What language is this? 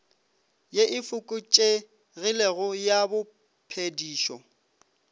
Northern Sotho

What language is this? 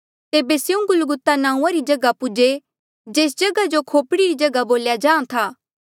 Mandeali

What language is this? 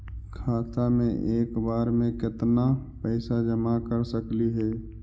Magahi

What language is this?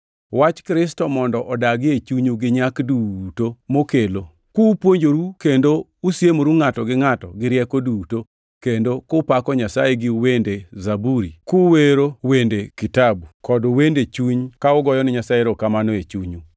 Luo (Kenya and Tanzania)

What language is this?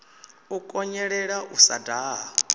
Venda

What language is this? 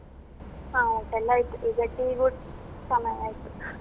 Kannada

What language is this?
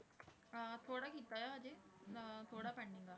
Punjabi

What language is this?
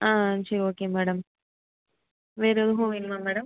Tamil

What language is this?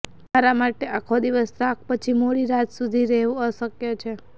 Gujarati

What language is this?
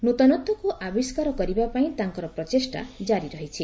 Odia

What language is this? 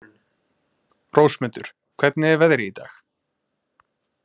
Icelandic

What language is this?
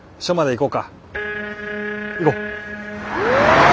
Japanese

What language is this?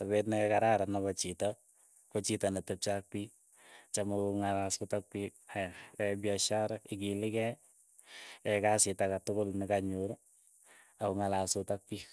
Keiyo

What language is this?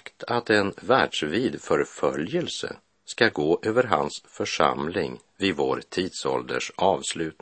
Swedish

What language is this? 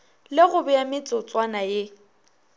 Northern Sotho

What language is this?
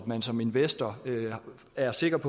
Danish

